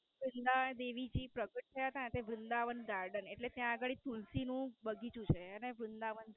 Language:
Gujarati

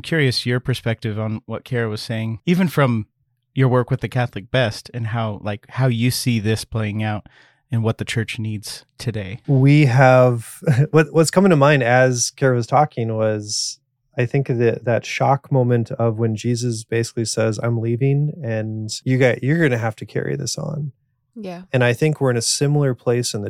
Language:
English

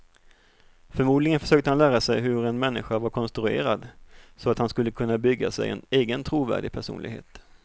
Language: Swedish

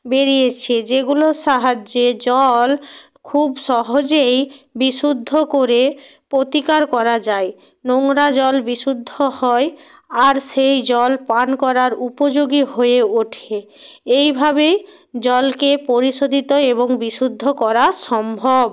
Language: Bangla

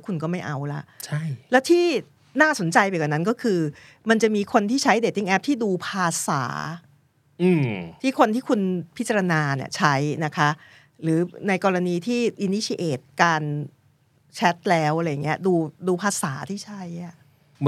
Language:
Thai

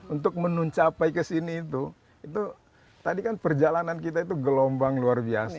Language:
Indonesian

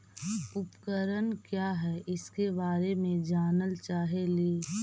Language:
Magahi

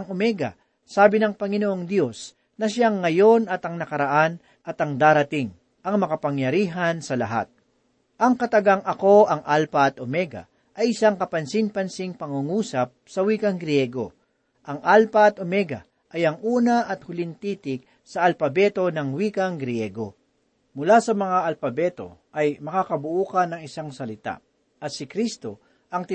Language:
Filipino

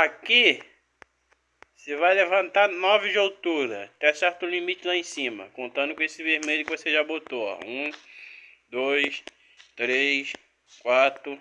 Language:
Portuguese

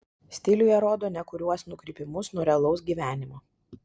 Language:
Lithuanian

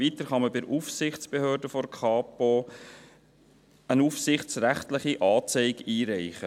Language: Swiss German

